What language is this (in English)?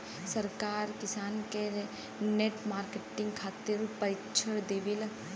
Bhojpuri